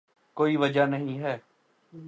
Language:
Urdu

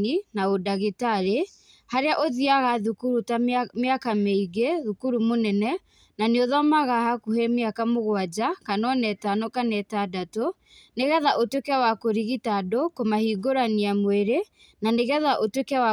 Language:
Kikuyu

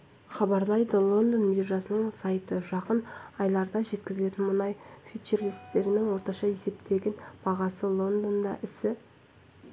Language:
Kazakh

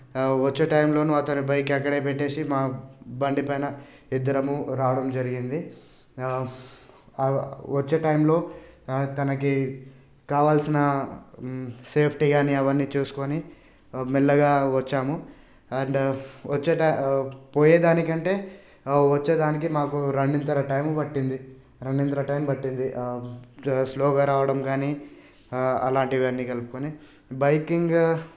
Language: Telugu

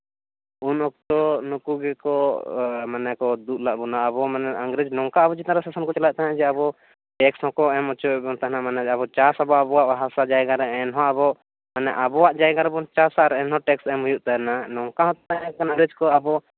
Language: Santali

